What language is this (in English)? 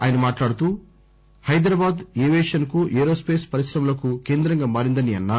Telugu